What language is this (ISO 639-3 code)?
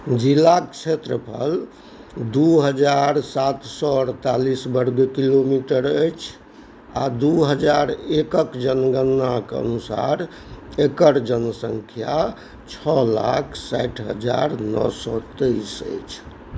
mai